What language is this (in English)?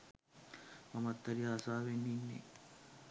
Sinhala